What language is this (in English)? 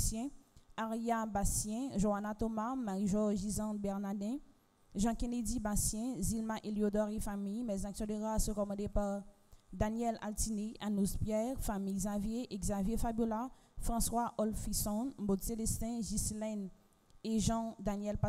French